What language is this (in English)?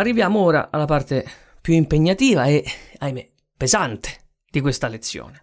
Italian